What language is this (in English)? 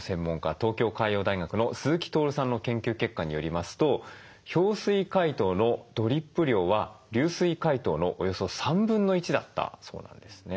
Japanese